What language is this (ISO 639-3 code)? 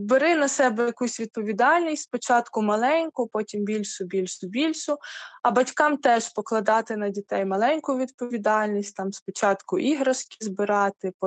ukr